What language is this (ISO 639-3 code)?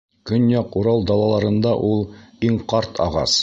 bak